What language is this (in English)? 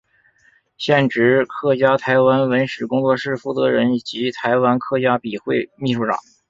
Chinese